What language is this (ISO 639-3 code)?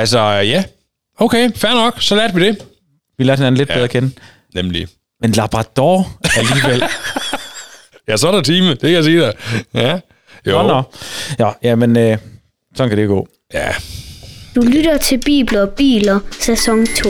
dan